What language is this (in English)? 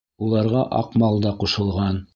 Bashkir